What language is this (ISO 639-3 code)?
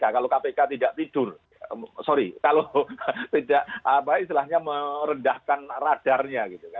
ind